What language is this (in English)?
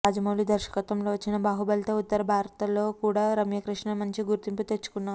Telugu